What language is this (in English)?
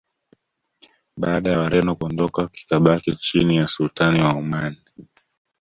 Swahili